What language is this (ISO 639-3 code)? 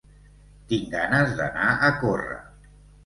cat